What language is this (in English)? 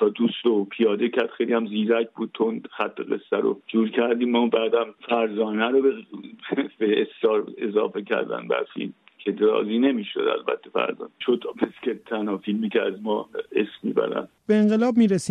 Persian